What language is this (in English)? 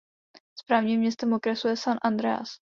Czech